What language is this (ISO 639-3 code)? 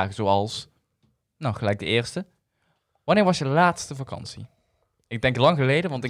nld